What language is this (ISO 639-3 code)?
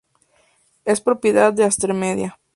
spa